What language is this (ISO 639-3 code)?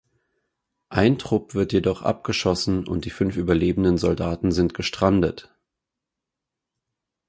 deu